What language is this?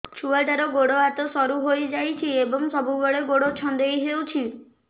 Odia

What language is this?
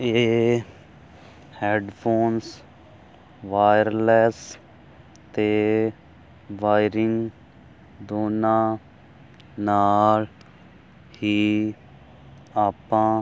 Punjabi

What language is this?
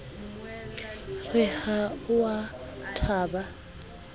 Southern Sotho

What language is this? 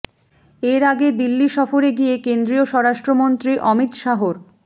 Bangla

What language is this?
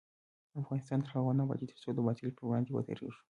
Pashto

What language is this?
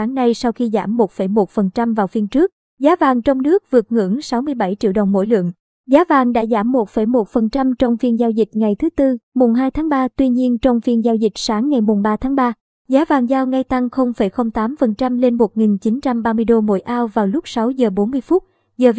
Vietnamese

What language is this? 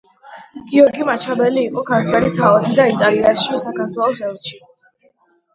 Georgian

